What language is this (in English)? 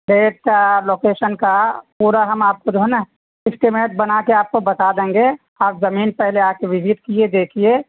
Urdu